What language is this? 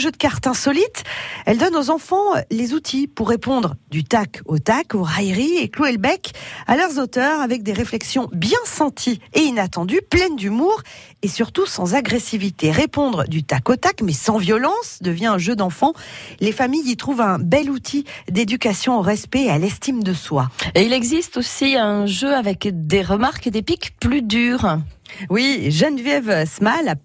French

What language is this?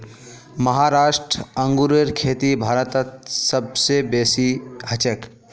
Magahi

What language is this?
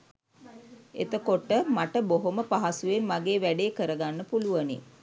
Sinhala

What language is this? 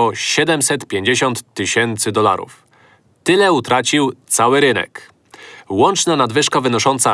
Polish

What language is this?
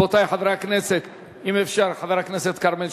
Hebrew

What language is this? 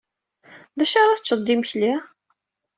Kabyle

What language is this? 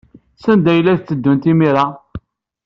Kabyle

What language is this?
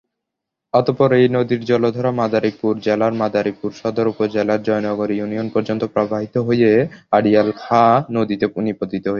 Bangla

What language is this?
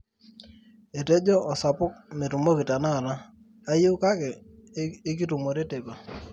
Masai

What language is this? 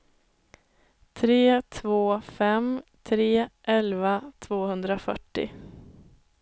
Swedish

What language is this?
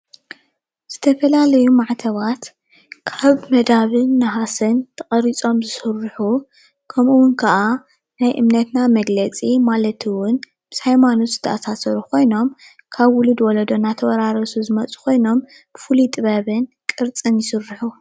Tigrinya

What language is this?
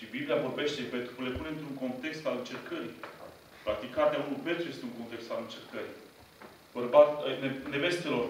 Romanian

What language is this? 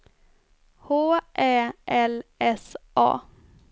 Swedish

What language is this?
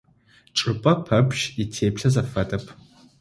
Adyghe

